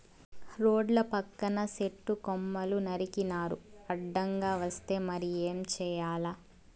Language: Telugu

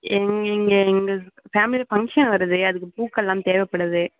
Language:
Tamil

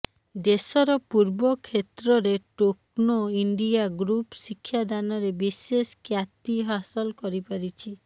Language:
Odia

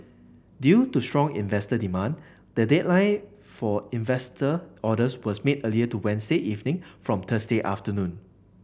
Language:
English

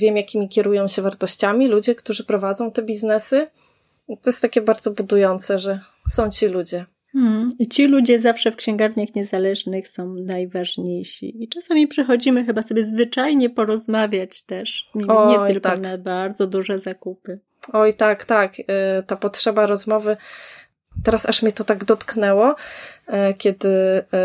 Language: Polish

